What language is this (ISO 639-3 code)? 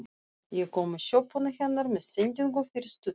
isl